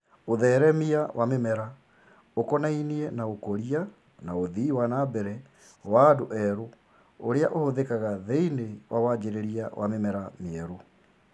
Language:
Kikuyu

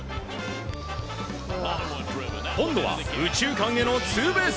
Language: Japanese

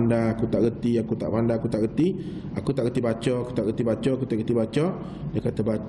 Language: Malay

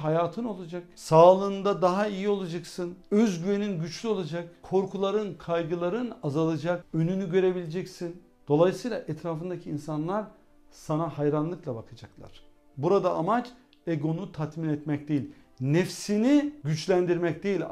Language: Turkish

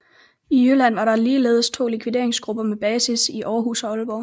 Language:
Danish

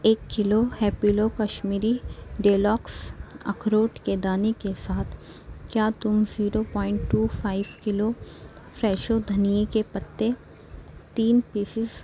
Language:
Urdu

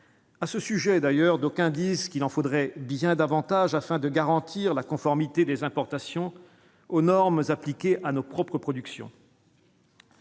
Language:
French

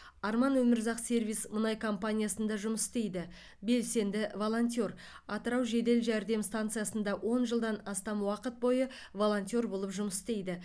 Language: Kazakh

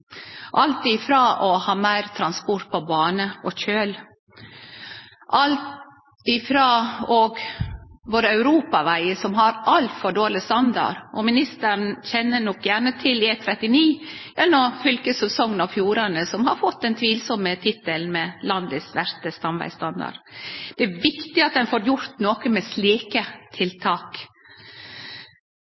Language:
Norwegian Nynorsk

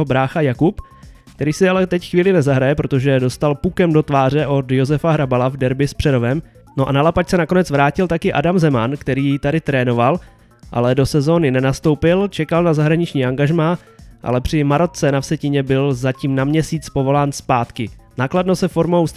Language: Czech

